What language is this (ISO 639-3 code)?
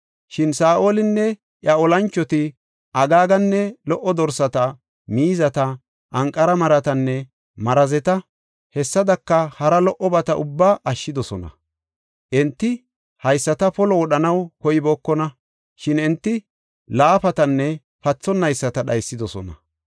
gof